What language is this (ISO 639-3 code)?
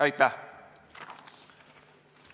est